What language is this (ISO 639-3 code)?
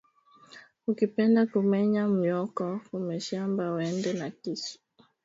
swa